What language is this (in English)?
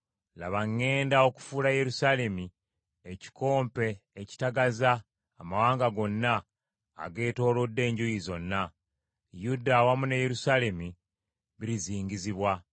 Ganda